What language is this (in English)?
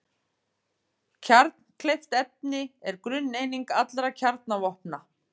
Icelandic